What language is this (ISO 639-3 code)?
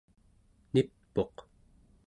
esu